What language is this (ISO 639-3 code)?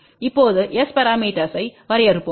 tam